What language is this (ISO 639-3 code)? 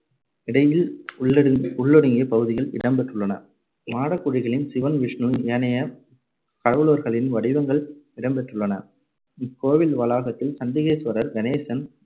tam